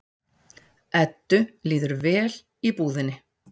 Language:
Icelandic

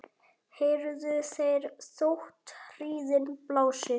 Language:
Icelandic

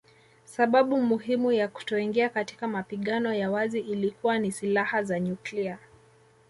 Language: Swahili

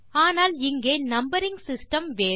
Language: Tamil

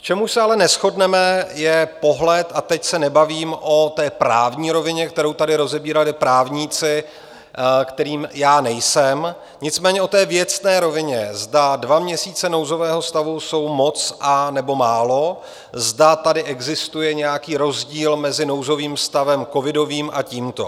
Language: Czech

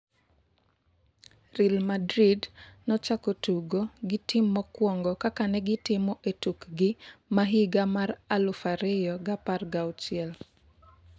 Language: Luo (Kenya and Tanzania)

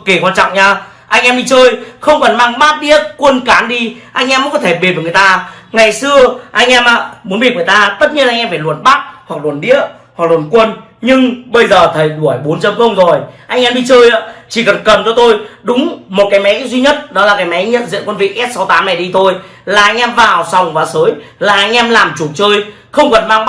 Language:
Vietnamese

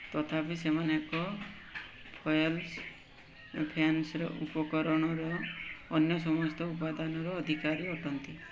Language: Odia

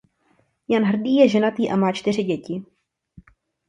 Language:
Czech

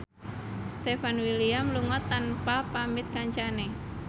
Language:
Javanese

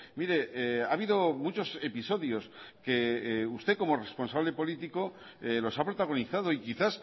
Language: Spanish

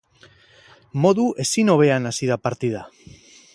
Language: Basque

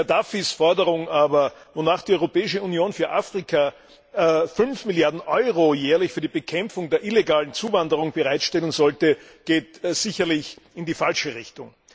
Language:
German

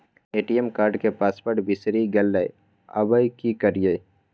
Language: Maithili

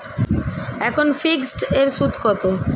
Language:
Bangla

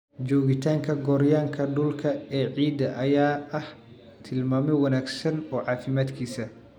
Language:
Somali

